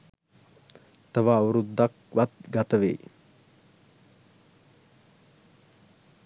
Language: Sinhala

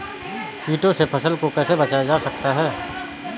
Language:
Hindi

